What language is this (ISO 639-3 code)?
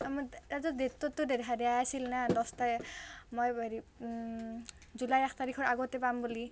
asm